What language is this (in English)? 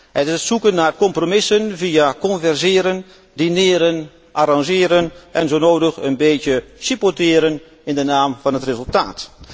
Dutch